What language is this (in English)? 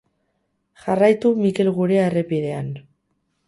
Basque